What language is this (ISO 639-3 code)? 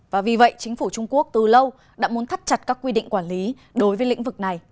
vie